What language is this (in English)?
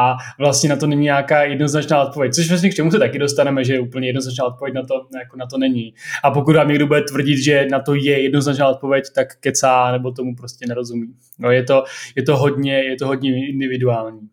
Czech